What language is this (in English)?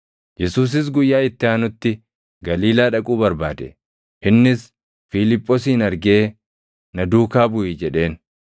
Oromo